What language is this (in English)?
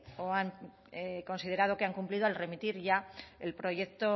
Spanish